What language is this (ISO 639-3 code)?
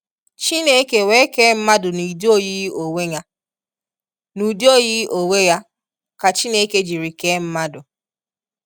ibo